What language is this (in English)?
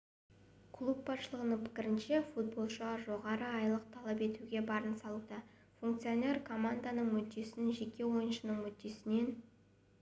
Kazakh